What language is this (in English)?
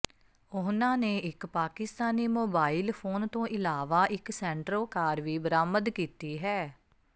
Punjabi